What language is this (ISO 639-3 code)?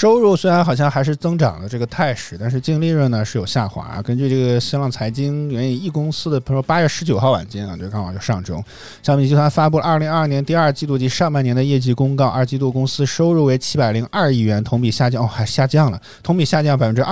zho